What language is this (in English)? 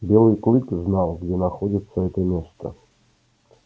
Russian